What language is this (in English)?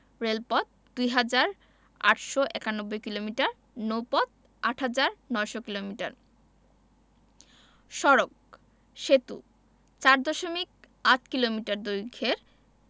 Bangla